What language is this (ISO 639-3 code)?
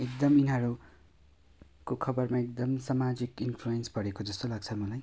nep